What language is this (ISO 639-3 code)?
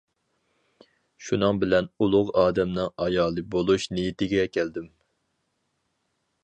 uig